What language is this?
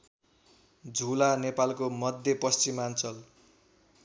Nepali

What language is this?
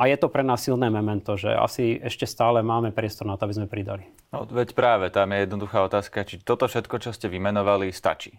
Slovak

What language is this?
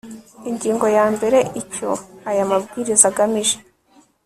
Kinyarwanda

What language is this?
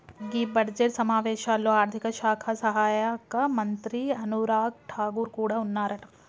Telugu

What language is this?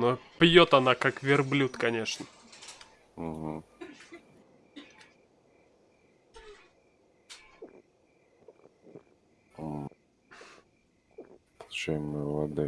Russian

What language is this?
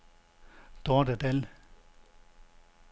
Danish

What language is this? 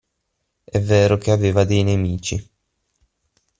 Italian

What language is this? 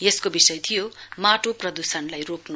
Nepali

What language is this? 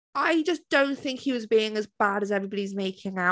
English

